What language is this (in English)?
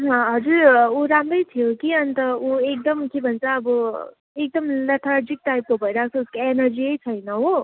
Nepali